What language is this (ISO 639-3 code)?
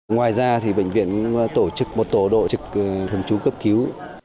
vie